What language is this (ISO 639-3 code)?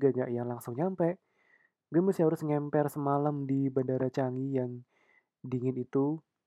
ind